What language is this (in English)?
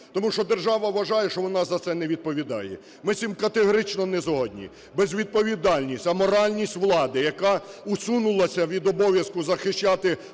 Ukrainian